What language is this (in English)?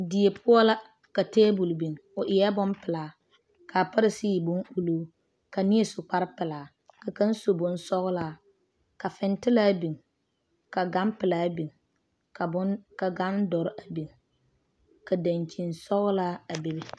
Southern Dagaare